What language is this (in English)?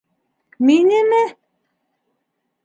Bashkir